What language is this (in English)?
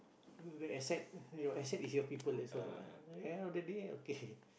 English